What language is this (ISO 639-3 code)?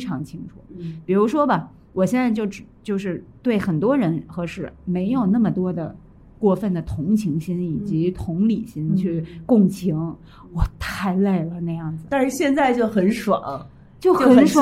zho